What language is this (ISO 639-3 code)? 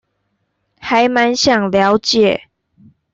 zho